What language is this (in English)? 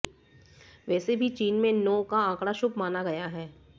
Hindi